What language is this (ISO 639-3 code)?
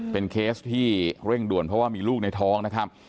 tha